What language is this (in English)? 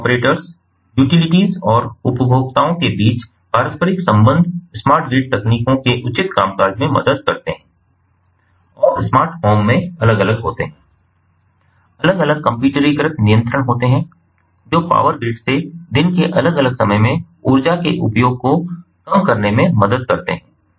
Hindi